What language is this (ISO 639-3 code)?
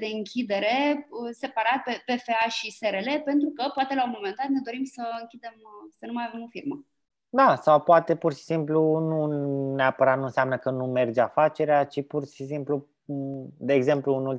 ron